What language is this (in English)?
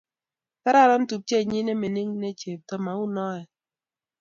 Kalenjin